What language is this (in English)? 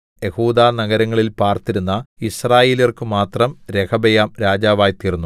Malayalam